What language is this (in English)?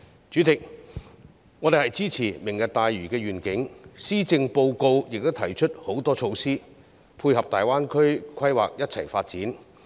Cantonese